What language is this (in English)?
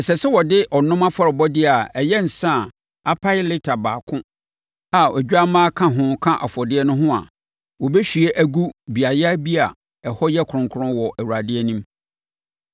Akan